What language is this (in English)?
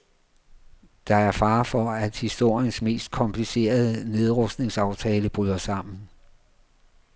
Danish